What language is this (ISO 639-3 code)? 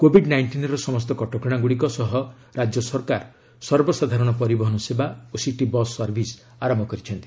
ori